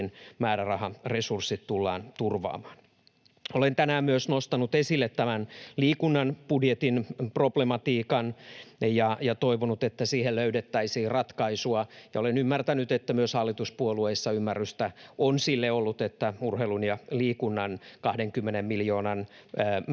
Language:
Finnish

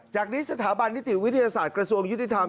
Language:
Thai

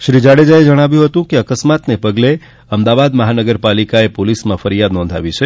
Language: Gujarati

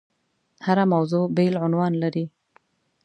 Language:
Pashto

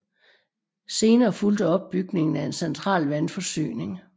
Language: Danish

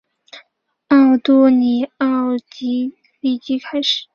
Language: Chinese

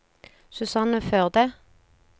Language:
Norwegian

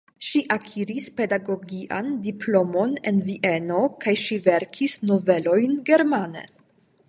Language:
Esperanto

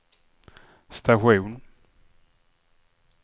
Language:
Swedish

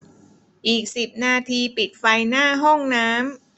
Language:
Thai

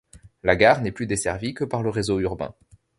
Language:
French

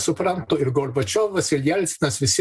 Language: Lithuanian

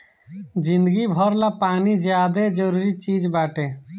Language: Bhojpuri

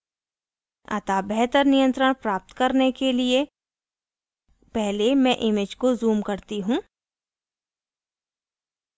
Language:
Hindi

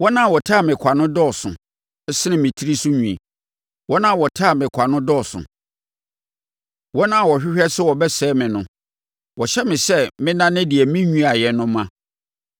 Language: Akan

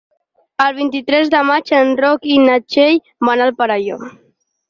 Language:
Catalan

